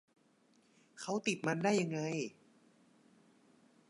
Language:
Thai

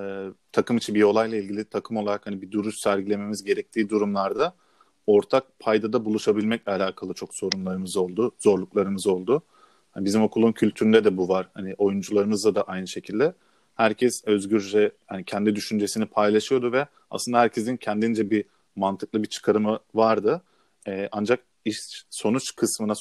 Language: Turkish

